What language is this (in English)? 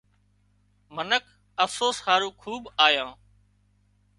Wadiyara Koli